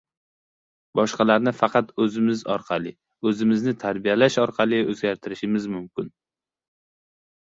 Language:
Uzbek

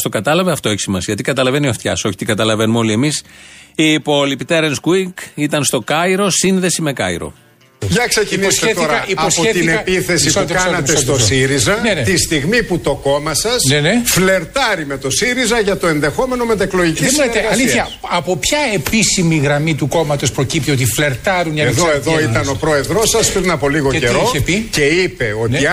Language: Greek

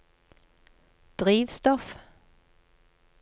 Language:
Norwegian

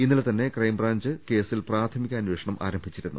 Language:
Malayalam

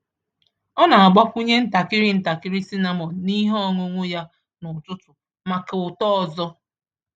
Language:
Igbo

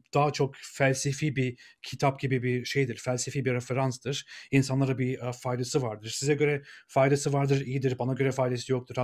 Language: Turkish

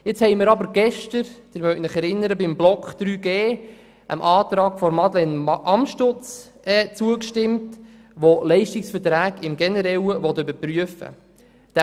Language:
Swiss German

